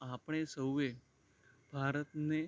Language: Gujarati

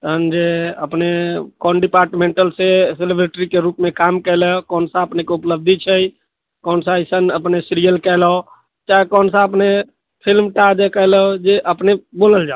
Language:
Maithili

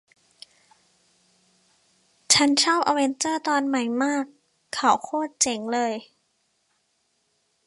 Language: Thai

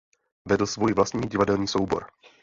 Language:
Czech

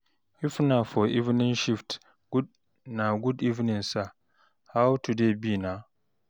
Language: Nigerian Pidgin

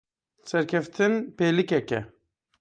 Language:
Kurdish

